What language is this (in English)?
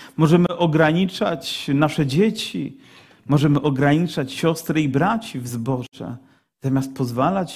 Polish